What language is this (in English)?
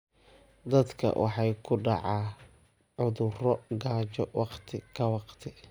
Somali